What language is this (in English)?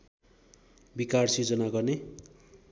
Nepali